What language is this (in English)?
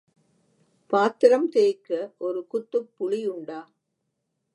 Tamil